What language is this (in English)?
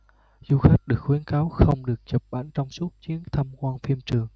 Vietnamese